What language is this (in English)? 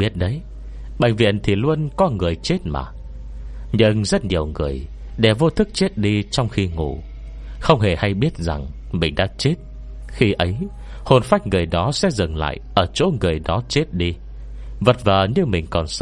Vietnamese